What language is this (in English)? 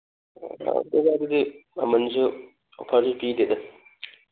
Manipuri